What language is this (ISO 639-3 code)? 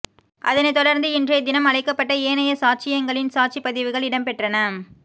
tam